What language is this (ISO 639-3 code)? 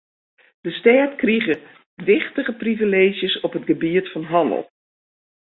fry